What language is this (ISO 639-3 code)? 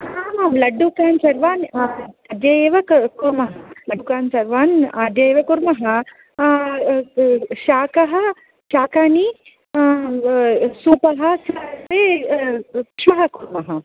san